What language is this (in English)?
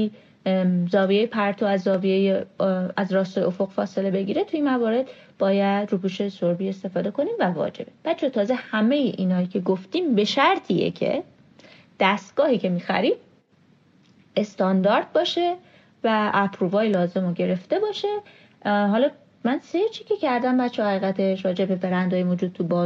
Persian